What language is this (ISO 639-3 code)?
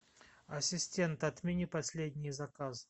rus